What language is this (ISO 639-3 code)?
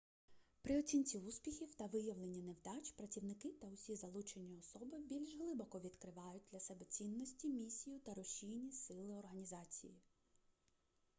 ukr